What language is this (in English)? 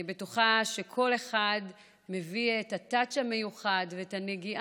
Hebrew